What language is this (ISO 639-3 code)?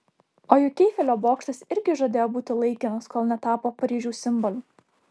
lit